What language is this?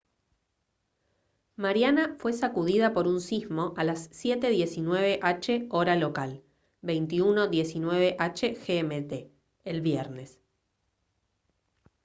Spanish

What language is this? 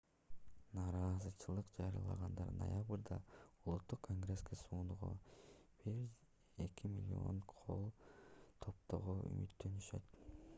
Kyrgyz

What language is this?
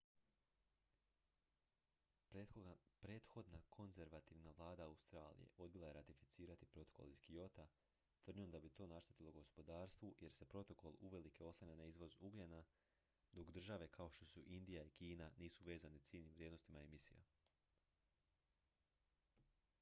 Croatian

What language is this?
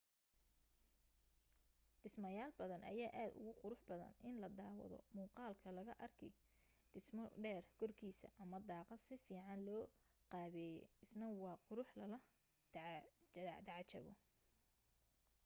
Somali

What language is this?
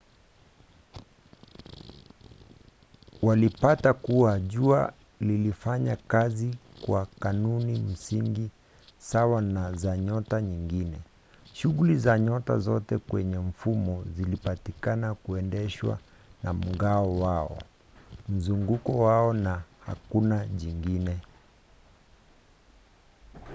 Swahili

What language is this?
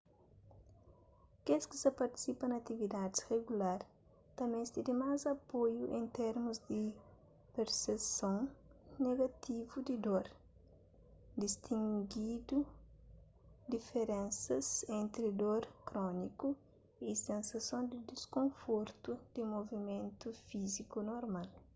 Kabuverdianu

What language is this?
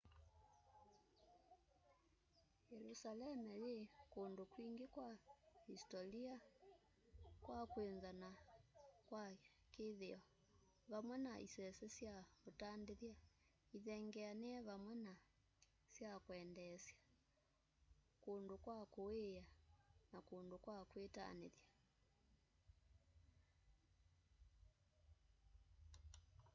Kamba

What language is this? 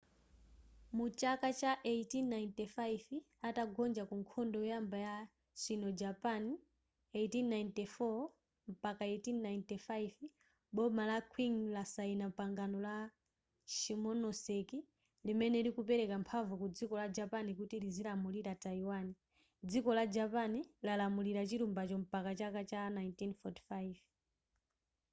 Nyanja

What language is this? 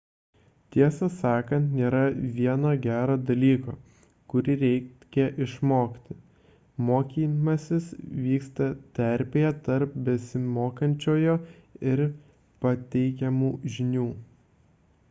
Lithuanian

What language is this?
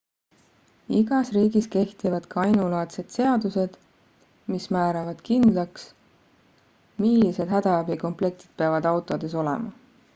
Estonian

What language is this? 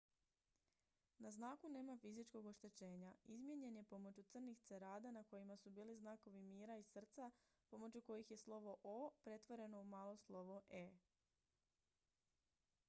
Croatian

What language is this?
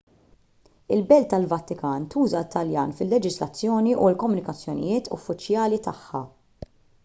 Maltese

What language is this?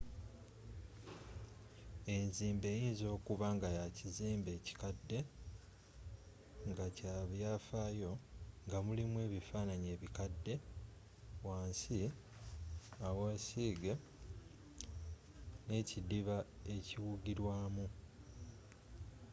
Ganda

